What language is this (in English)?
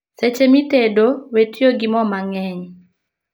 Luo (Kenya and Tanzania)